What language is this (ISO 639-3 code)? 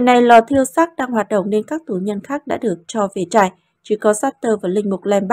vie